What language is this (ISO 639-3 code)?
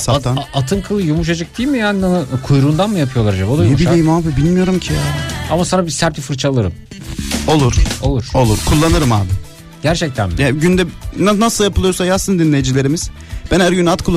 tur